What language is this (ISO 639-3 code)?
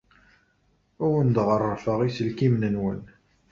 kab